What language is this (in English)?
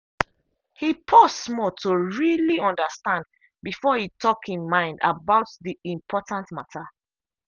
Nigerian Pidgin